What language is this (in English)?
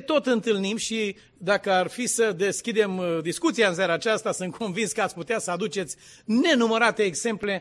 Romanian